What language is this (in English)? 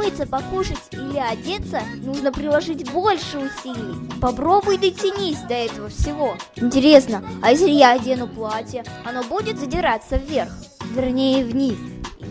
Russian